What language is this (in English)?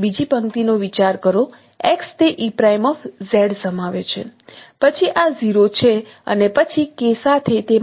Gujarati